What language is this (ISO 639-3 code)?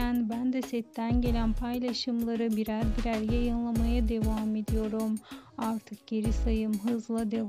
tur